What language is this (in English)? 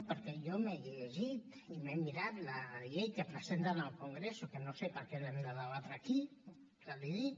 Catalan